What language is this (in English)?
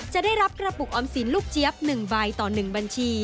Thai